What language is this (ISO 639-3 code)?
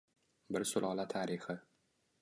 uzb